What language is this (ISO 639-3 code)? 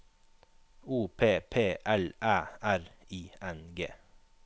nor